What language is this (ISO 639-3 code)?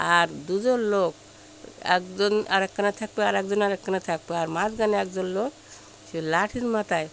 ben